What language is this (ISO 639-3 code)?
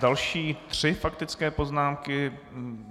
ces